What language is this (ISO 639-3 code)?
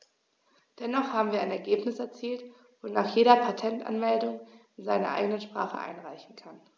deu